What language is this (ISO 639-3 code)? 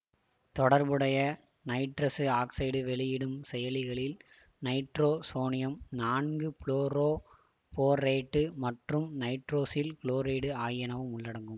tam